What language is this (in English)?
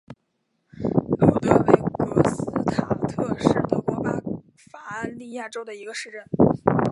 Chinese